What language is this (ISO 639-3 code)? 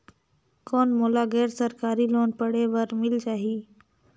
hne